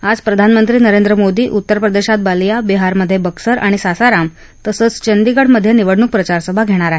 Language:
Marathi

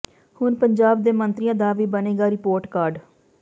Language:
Punjabi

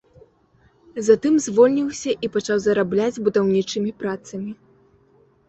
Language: Belarusian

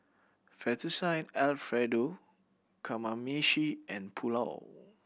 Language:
English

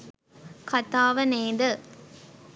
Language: Sinhala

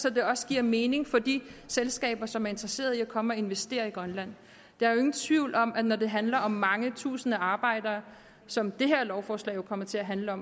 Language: Danish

